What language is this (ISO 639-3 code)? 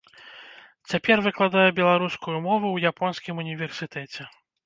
bel